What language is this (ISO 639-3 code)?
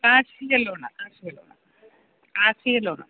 mal